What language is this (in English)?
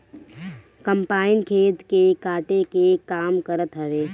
Bhojpuri